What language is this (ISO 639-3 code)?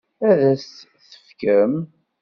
kab